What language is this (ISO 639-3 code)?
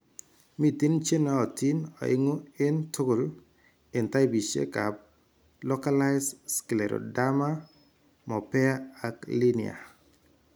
kln